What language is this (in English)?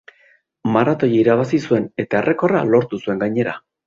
Basque